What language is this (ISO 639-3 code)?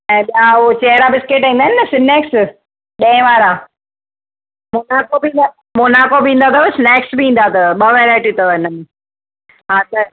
snd